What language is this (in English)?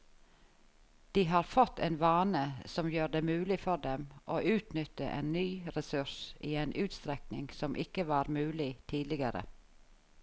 Norwegian